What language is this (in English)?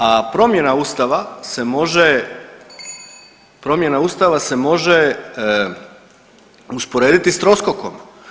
Croatian